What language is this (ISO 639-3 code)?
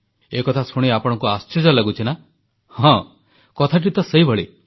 ori